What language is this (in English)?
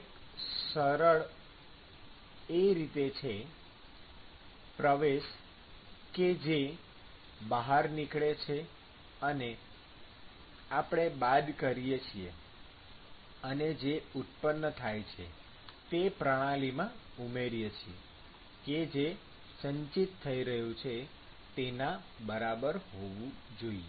Gujarati